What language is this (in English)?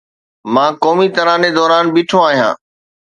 Sindhi